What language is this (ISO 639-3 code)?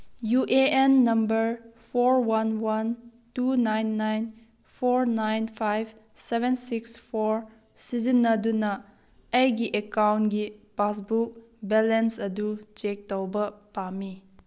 mni